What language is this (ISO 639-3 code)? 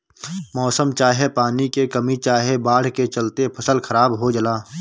bho